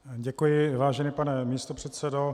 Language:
Czech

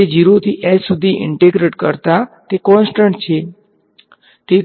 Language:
Gujarati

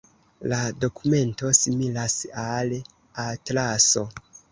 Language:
Esperanto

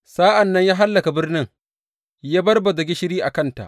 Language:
Hausa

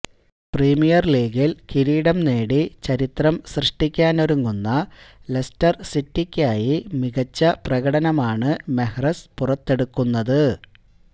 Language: Malayalam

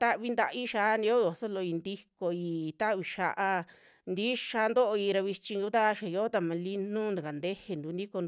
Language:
Western Juxtlahuaca Mixtec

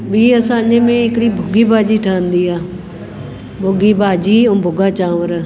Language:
Sindhi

